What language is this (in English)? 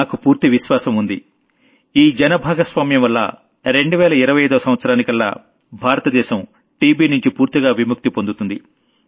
Telugu